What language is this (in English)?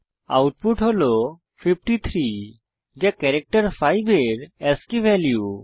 Bangla